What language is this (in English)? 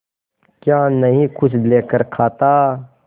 Hindi